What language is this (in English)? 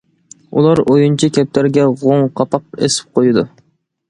Uyghur